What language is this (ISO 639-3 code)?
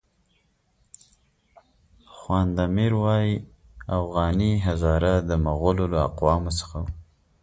pus